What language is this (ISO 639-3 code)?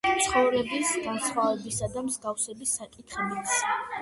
kat